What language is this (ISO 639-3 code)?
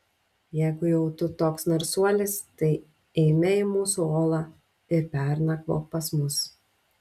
lit